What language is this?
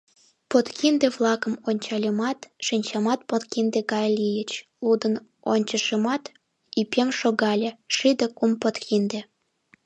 Mari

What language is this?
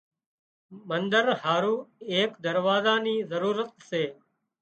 Wadiyara Koli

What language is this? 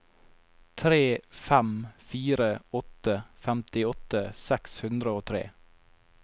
Norwegian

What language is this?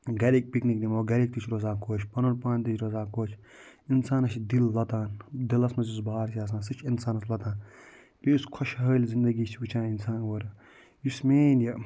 Kashmiri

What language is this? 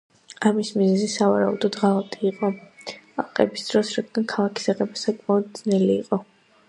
Georgian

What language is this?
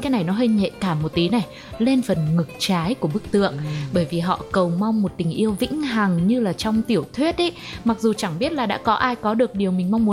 Vietnamese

